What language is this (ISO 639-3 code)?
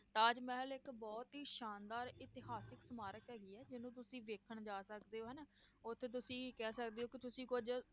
pan